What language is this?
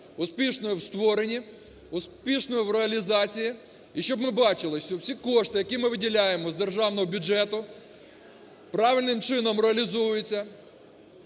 Ukrainian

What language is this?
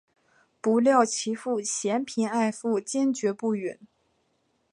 Chinese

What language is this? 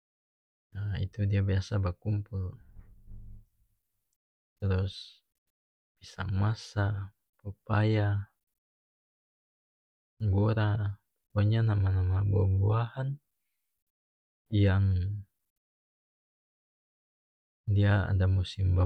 North Moluccan Malay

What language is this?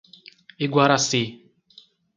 Portuguese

